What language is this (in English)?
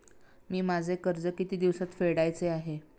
Marathi